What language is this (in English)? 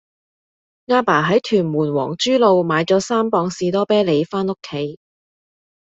Cantonese